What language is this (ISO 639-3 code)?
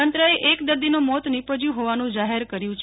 guj